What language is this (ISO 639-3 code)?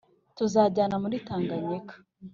kin